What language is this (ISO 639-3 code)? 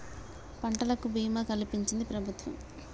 tel